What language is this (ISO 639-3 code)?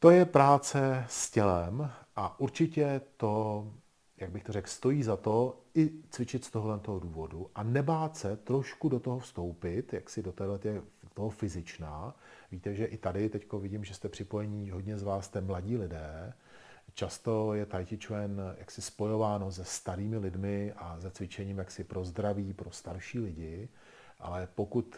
ces